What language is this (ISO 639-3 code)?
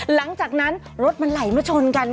tha